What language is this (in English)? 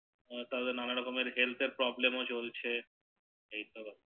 Bangla